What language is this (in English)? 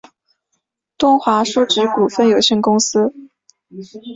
Chinese